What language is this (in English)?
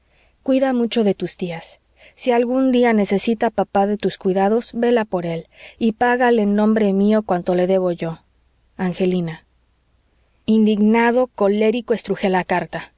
Spanish